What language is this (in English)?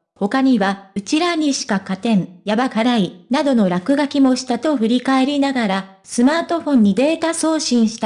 Japanese